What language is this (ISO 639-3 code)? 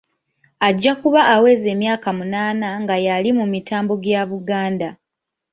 lug